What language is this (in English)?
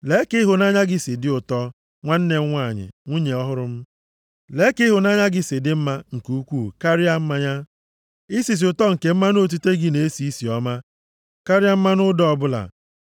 Igbo